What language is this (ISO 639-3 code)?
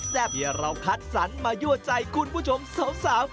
tha